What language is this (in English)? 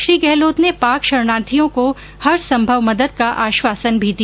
Hindi